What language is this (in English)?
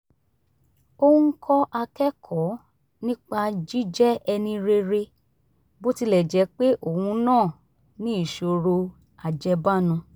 Yoruba